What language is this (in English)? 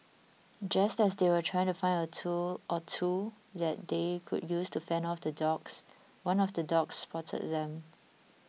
English